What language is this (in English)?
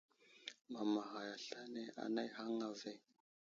Wuzlam